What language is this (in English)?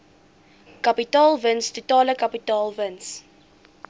Afrikaans